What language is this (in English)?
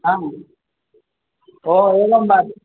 Sanskrit